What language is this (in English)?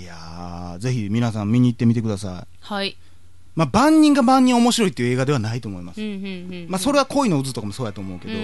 Japanese